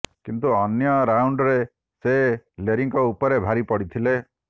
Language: Odia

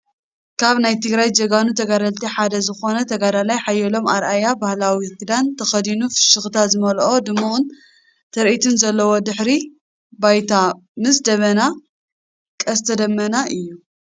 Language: Tigrinya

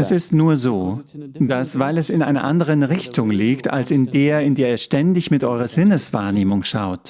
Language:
German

